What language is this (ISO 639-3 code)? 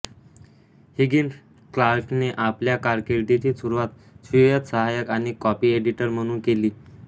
mar